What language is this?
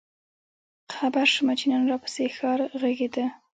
Pashto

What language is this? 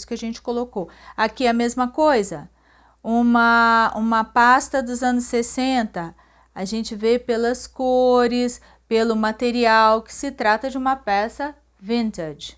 Portuguese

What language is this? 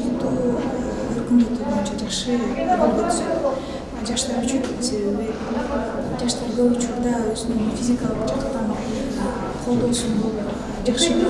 Turkish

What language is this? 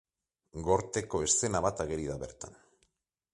Basque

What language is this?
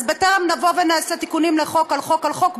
Hebrew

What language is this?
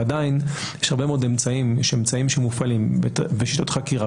Hebrew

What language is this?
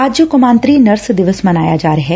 Punjabi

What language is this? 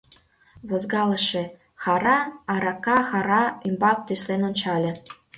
Mari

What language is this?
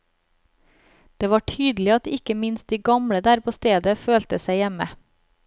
Norwegian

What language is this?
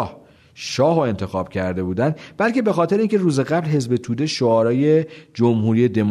Persian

